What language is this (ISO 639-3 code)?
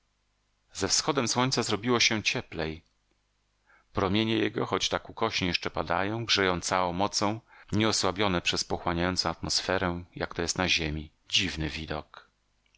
pol